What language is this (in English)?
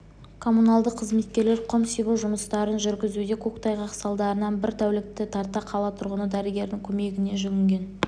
Kazakh